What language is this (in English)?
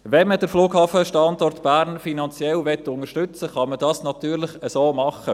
Swiss German